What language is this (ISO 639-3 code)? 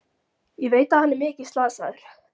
isl